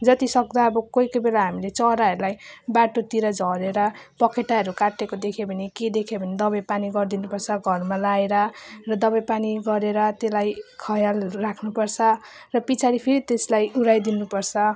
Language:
Nepali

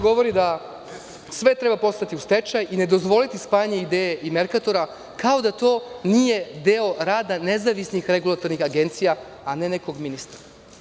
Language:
Serbian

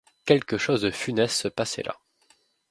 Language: French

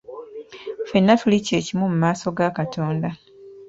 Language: Ganda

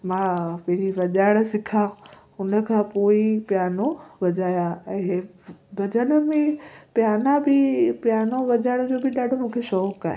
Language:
Sindhi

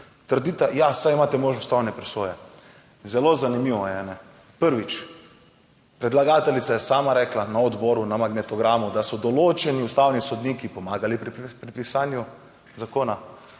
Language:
Slovenian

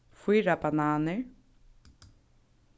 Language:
Faroese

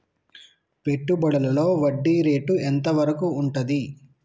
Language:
Telugu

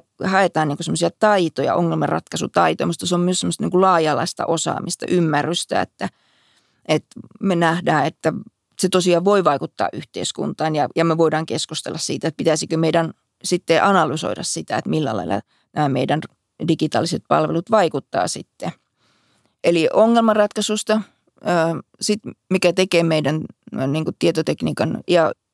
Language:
Finnish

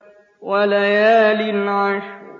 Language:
Arabic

